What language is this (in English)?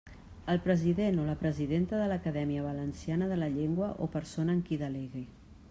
Catalan